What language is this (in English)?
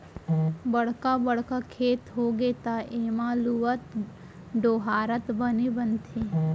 Chhattisgarhi